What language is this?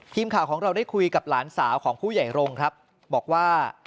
Thai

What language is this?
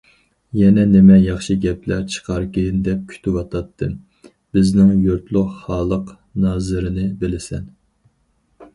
Uyghur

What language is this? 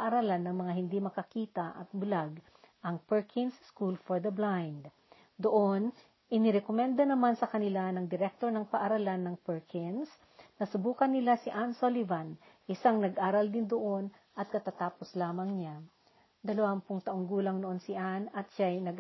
Filipino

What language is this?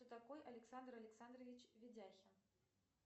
Russian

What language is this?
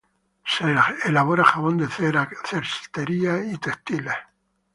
Spanish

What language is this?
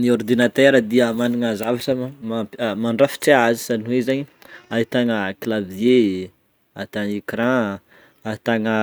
Northern Betsimisaraka Malagasy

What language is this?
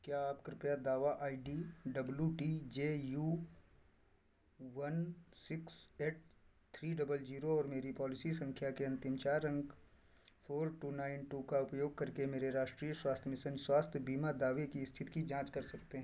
Hindi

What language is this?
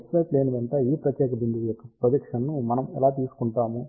Telugu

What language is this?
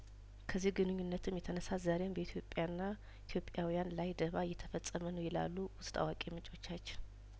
Amharic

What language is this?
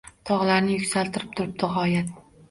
Uzbek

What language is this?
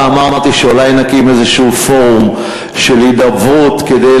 Hebrew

